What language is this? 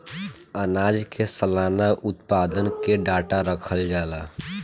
Bhojpuri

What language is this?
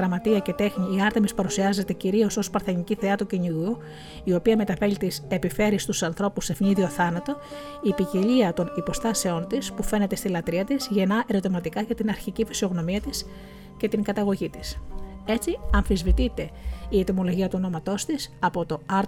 Greek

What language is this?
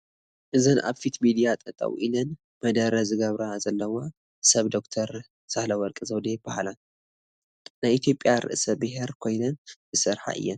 Tigrinya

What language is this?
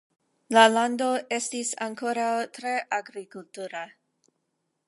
Esperanto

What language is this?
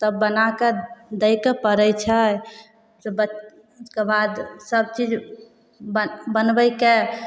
Maithili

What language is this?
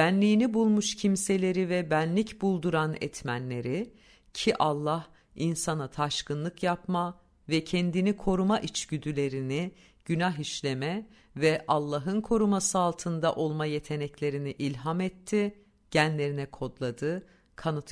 Turkish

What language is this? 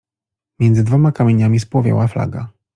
Polish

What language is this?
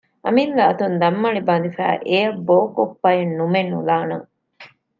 Divehi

